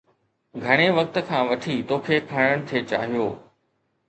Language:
Sindhi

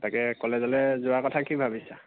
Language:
Assamese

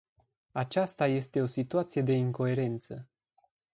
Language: Romanian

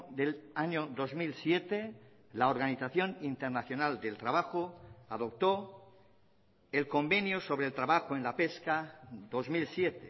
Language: Spanish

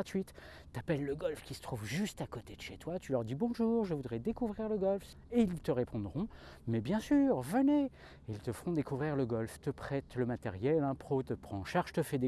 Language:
French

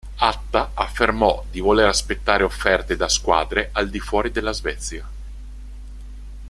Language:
Italian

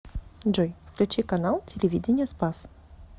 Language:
Russian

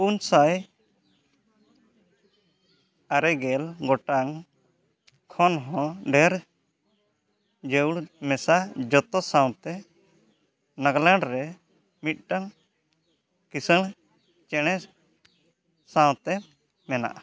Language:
Santali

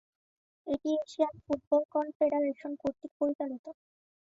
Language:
Bangla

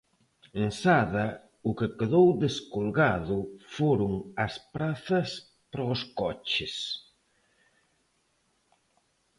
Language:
Galician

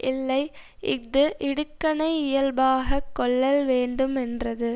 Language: Tamil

